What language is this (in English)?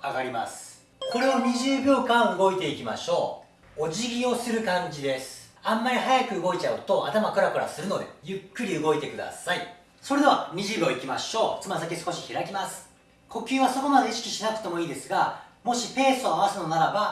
Japanese